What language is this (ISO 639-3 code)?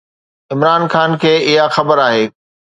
snd